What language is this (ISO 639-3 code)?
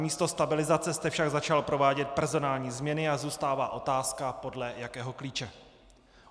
ces